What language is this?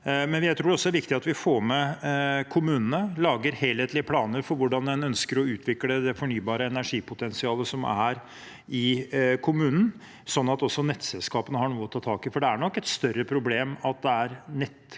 Norwegian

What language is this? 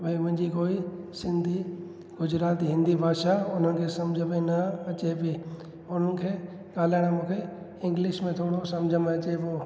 Sindhi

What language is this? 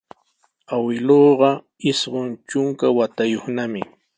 Sihuas Ancash Quechua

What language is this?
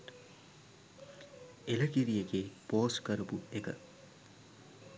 Sinhala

